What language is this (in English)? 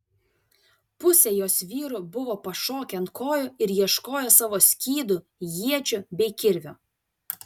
Lithuanian